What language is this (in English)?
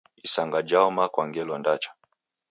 Taita